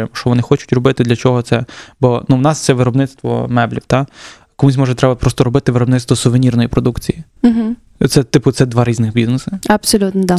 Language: Ukrainian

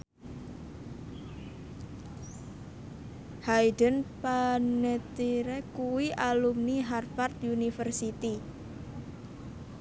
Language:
Javanese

